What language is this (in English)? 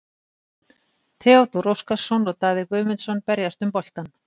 Icelandic